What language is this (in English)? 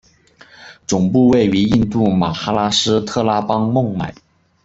Chinese